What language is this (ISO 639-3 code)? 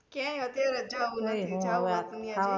guj